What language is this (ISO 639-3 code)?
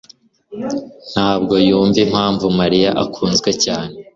kin